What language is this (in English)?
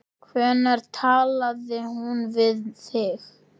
Icelandic